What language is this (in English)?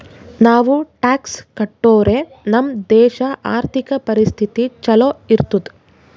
Kannada